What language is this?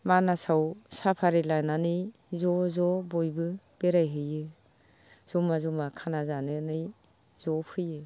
Bodo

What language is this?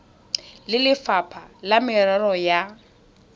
Tswana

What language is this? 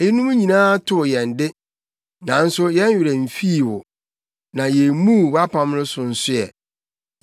Akan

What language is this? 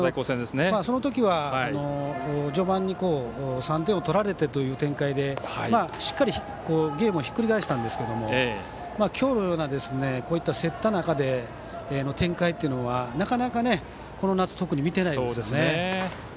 Japanese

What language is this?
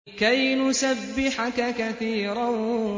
Arabic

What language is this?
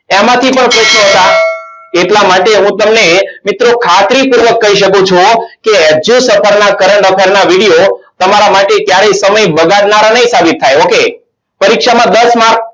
Gujarati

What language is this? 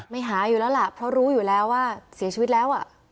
Thai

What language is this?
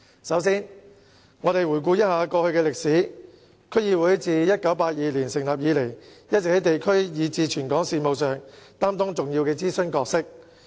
Cantonese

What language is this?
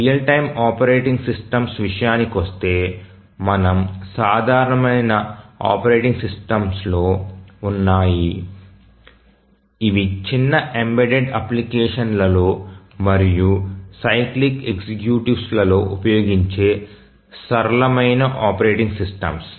Telugu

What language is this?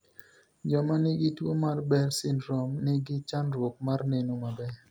Luo (Kenya and Tanzania)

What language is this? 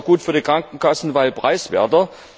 German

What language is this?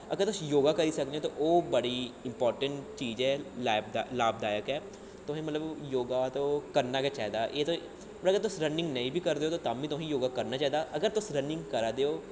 Dogri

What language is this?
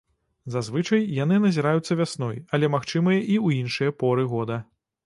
Belarusian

